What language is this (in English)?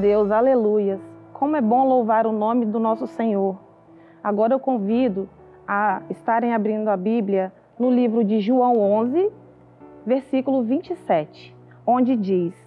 Portuguese